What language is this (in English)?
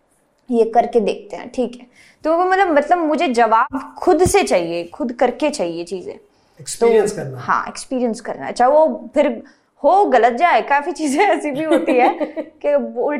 Hindi